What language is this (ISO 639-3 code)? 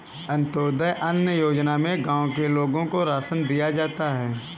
hin